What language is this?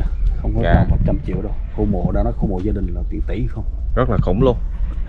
Vietnamese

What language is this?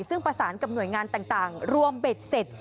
Thai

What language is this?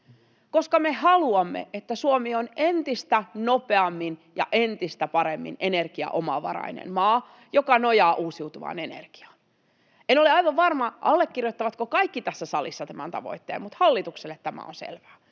Finnish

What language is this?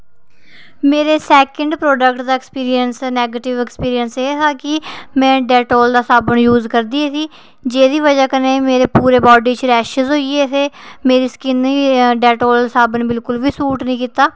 Dogri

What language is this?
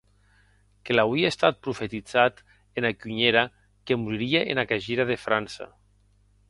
Occitan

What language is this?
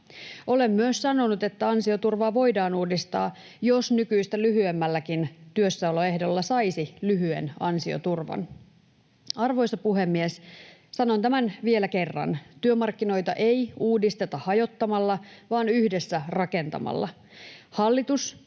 Finnish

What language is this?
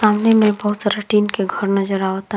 Bhojpuri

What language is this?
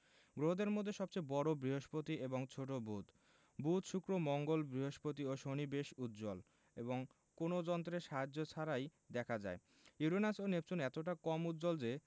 Bangla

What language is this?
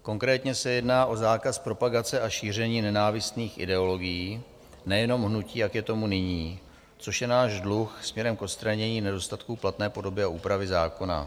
Czech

